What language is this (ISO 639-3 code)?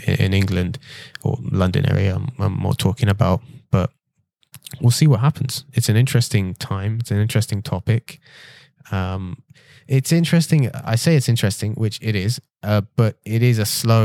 eng